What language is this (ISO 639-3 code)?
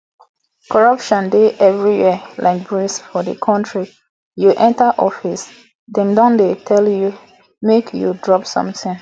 pcm